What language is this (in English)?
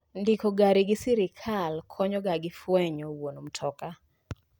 Luo (Kenya and Tanzania)